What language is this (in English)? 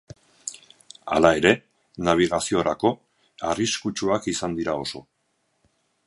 Basque